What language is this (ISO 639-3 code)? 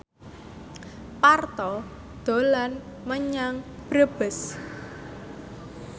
jav